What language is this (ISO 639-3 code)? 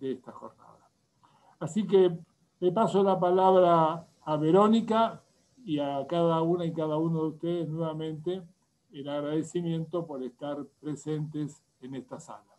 spa